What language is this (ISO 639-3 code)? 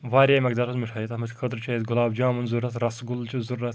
kas